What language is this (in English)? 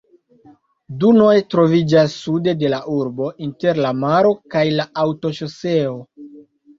Esperanto